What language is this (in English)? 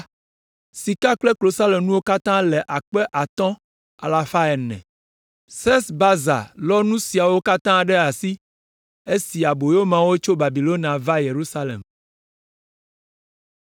Ewe